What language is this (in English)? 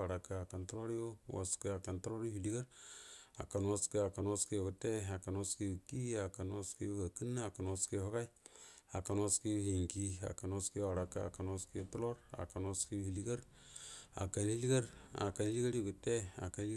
Buduma